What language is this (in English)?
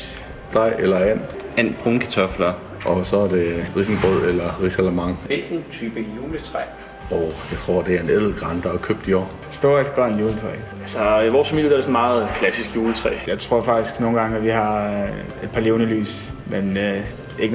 Danish